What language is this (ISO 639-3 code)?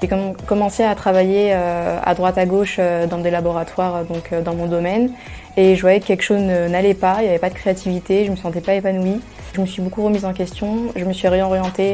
fra